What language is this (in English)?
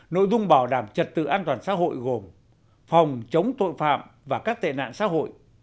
Vietnamese